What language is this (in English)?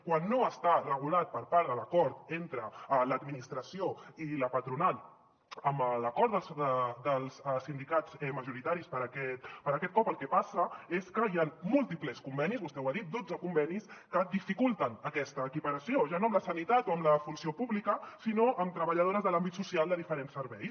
Catalan